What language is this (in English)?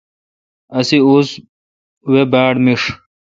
Kalkoti